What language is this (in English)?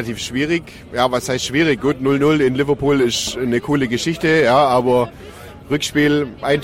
German